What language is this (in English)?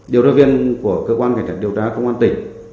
Vietnamese